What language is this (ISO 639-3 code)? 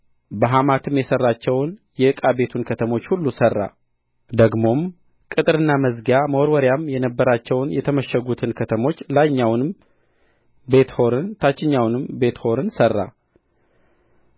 amh